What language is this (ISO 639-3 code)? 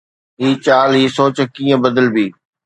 snd